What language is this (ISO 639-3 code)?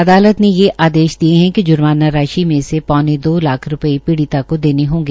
hin